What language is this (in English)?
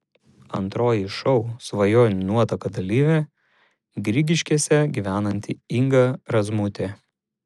Lithuanian